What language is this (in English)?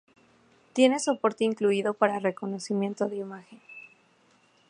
Spanish